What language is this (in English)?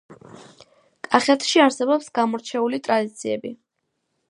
Georgian